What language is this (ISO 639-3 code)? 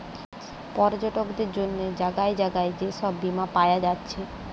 ben